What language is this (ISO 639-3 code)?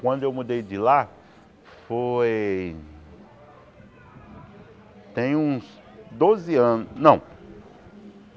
por